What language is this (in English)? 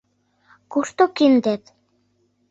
Mari